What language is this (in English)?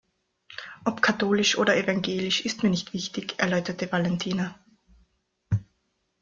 German